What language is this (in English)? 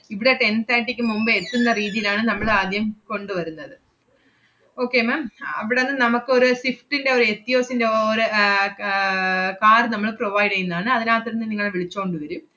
Malayalam